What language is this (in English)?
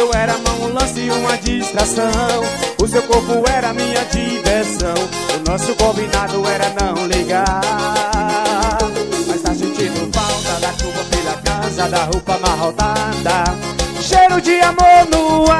Portuguese